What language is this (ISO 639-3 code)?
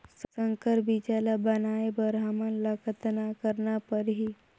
hne